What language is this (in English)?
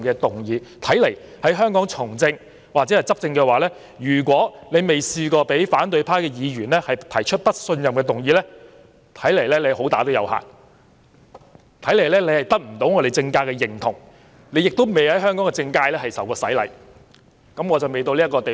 Cantonese